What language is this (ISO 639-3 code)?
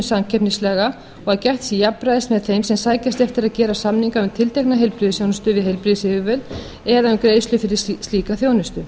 isl